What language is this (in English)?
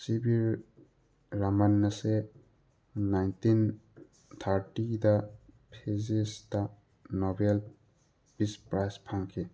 Manipuri